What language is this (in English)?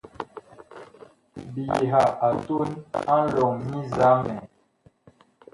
Bakoko